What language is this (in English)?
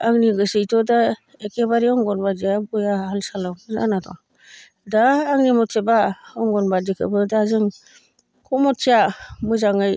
Bodo